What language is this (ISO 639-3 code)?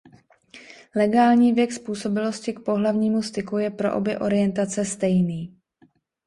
ces